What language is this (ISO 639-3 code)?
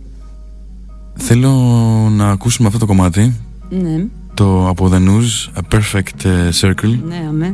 ell